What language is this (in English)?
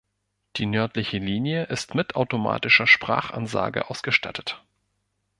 German